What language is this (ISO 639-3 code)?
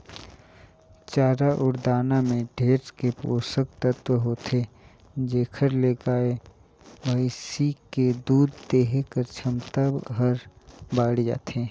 hne